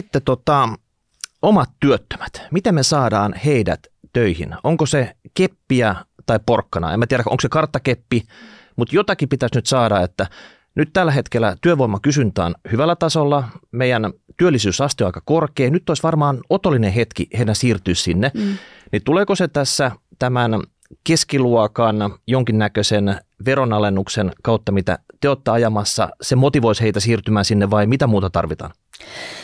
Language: Finnish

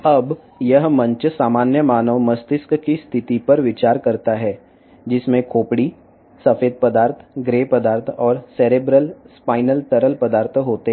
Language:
Telugu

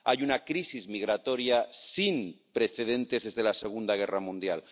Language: Spanish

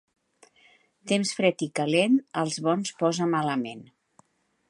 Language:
Catalan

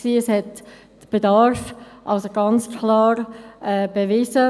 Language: Swiss German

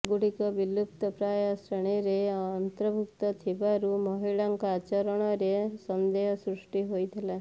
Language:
Odia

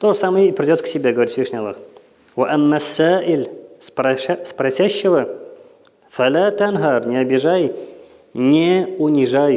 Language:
Russian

